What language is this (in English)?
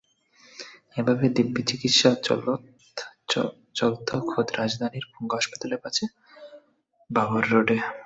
Bangla